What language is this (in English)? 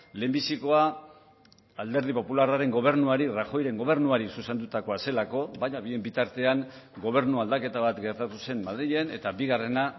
Basque